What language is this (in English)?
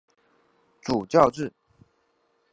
Chinese